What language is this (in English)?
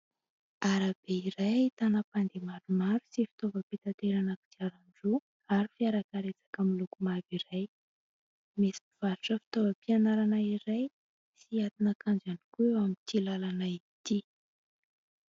Malagasy